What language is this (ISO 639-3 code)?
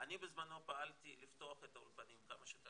heb